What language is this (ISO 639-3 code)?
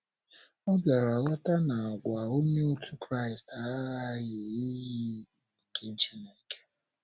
ibo